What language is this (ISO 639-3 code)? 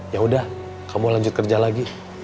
ind